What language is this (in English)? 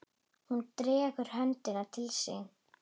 Icelandic